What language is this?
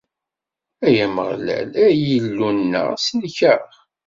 Kabyle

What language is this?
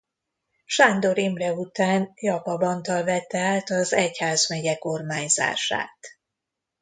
Hungarian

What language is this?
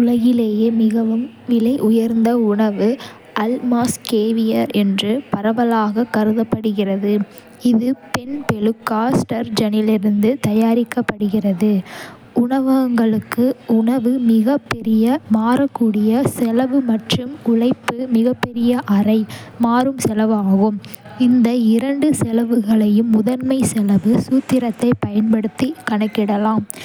Kota (India)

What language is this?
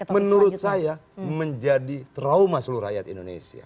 Indonesian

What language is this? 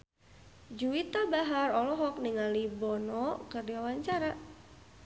Sundanese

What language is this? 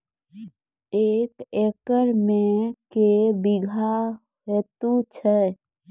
Maithili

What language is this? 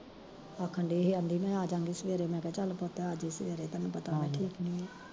Punjabi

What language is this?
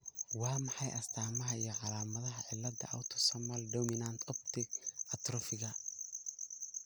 Somali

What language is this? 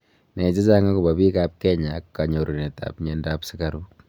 Kalenjin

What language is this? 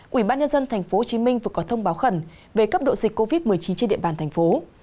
Vietnamese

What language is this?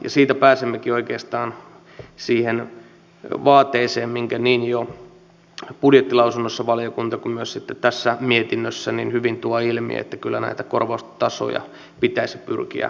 Finnish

